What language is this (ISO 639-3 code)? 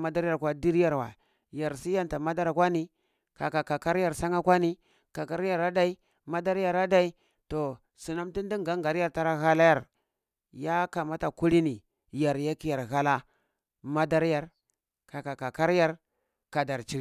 ckl